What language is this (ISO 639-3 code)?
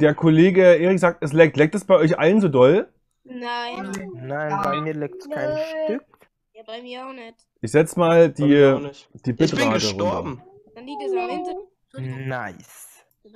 deu